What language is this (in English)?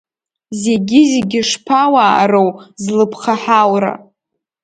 Abkhazian